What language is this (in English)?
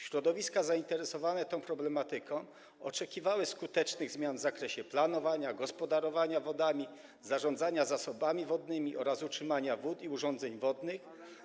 Polish